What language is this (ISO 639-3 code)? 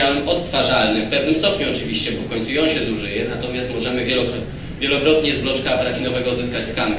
pol